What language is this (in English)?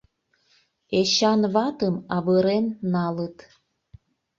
Mari